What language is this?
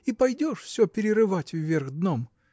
Russian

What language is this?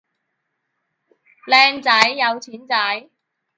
Cantonese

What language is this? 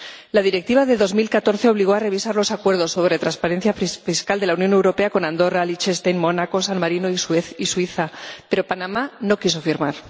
Spanish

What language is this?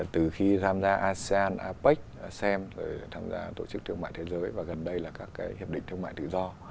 Vietnamese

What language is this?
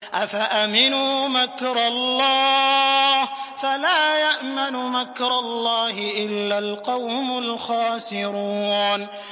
Arabic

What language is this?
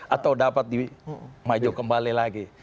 Indonesian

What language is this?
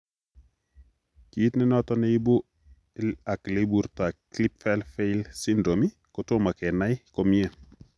Kalenjin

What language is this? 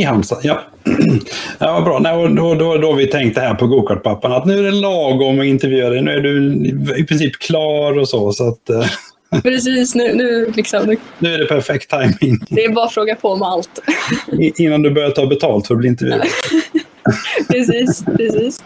Swedish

